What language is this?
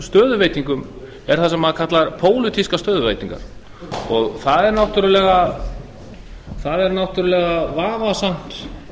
Icelandic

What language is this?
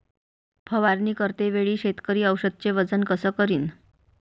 Marathi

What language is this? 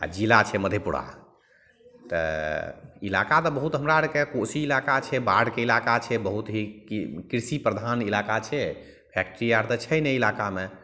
Maithili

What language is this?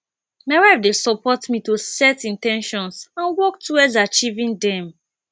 Nigerian Pidgin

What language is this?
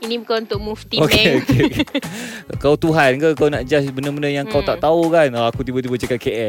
Malay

